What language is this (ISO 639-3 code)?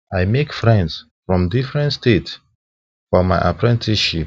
pcm